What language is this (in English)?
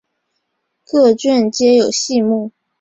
Chinese